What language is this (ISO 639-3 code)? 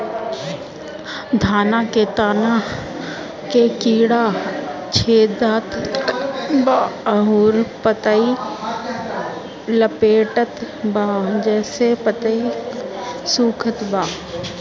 bho